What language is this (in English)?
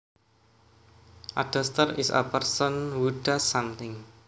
Javanese